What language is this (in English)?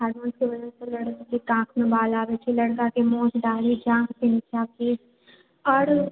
Maithili